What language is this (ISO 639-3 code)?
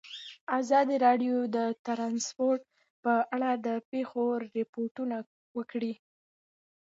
pus